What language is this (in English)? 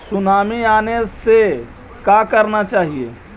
Magahi